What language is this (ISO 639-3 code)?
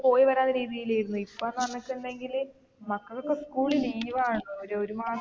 mal